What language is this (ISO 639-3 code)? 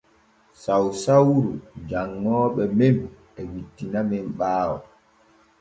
fue